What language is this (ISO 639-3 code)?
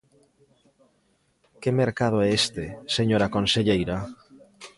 glg